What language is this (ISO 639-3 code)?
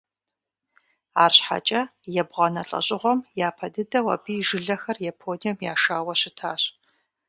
kbd